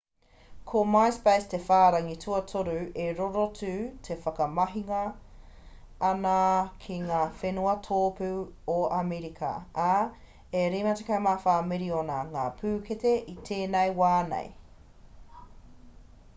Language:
Māori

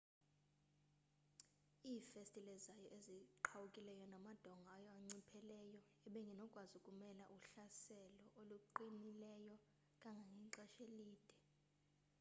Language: Xhosa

